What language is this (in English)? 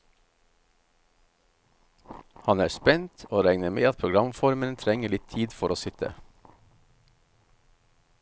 Norwegian